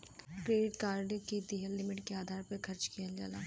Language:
Bhojpuri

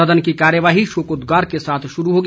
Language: Hindi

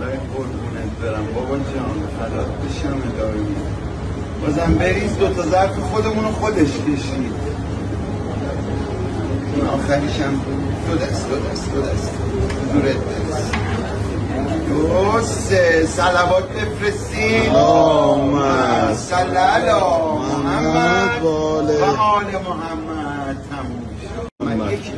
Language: Persian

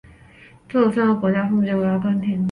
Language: Chinese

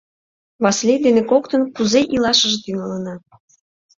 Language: Mari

